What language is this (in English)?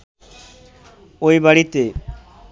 Bangla